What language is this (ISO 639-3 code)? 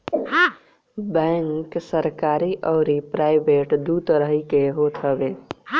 bho